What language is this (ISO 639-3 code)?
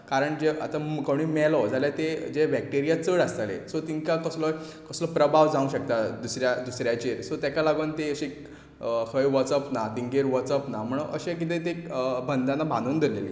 kok